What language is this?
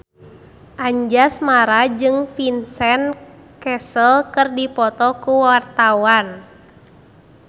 Sundanese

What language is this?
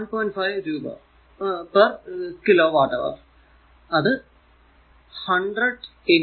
Malayalam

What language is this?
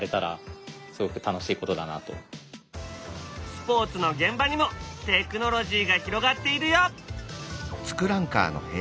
Japanese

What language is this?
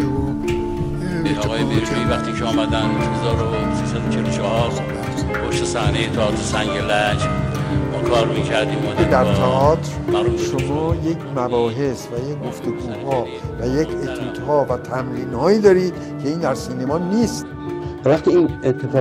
Persian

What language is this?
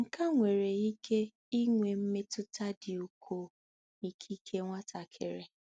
Igbo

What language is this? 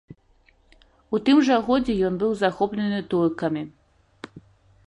Belarusian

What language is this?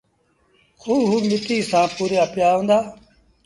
Sindhi Bhil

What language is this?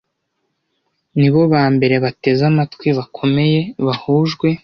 Kinyarwanda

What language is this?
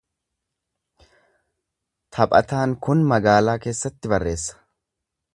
Oromo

